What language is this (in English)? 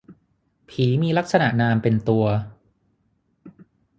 Thai